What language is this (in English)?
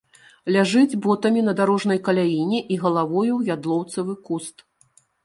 Belarusian